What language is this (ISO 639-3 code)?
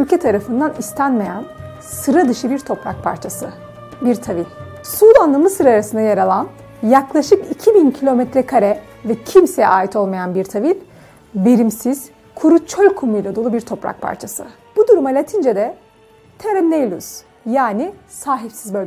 tur